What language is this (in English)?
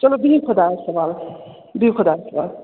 Kashmiri